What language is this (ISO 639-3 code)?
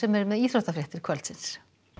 isl